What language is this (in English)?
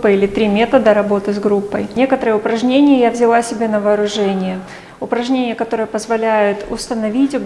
Russian